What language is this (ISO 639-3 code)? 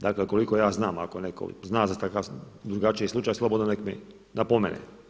hrv